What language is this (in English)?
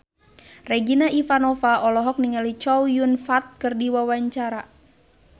Sundanese